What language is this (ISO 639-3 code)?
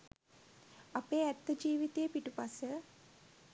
sin